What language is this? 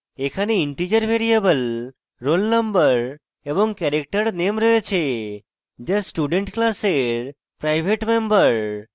Bangla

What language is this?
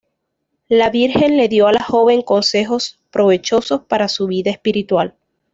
Spanish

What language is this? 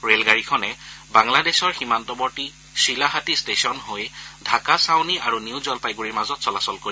Assamese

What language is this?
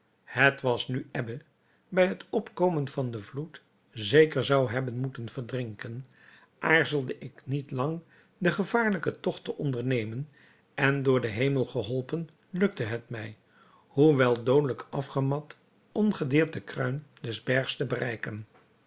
Dutch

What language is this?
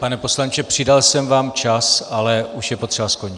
Czech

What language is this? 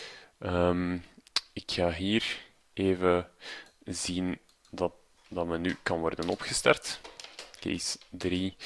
Dutch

